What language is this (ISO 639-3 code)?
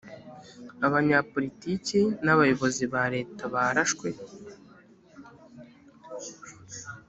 kin